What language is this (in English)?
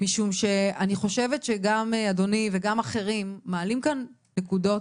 Hebrew